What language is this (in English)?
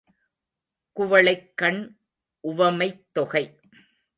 Tamil